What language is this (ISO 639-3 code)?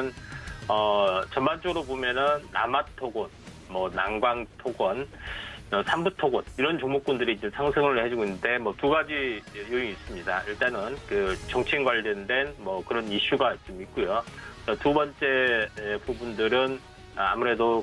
kor